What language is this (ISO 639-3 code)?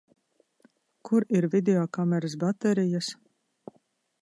lav